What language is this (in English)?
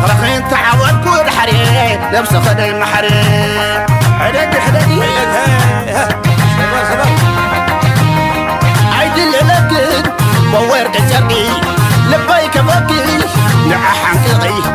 Arabic